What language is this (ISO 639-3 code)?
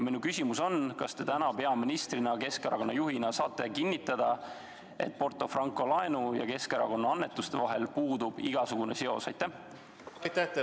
est